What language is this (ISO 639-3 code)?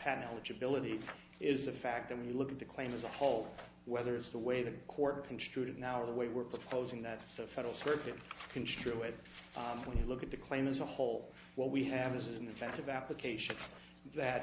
eng